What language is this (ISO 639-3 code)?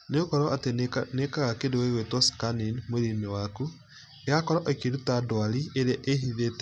kik